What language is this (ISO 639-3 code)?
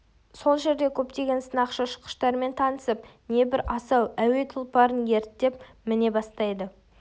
kaz